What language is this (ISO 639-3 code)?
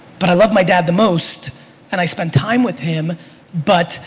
eng